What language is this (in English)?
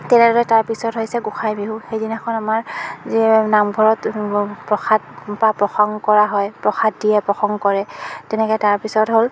Assamese